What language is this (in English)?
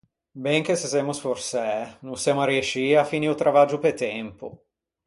Ligurian